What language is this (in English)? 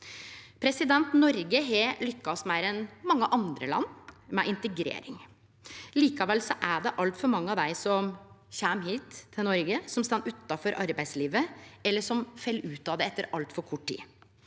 Norwegian